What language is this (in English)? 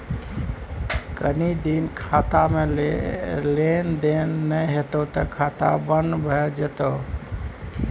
Maithili